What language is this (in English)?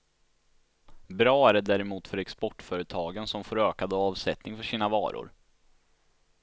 Swedish